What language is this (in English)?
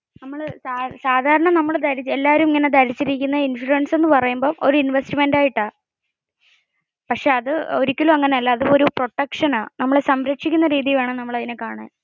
Malayalam